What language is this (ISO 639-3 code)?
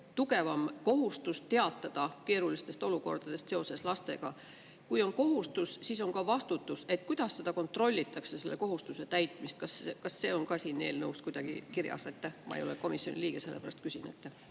est